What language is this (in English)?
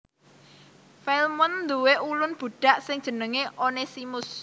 Javanese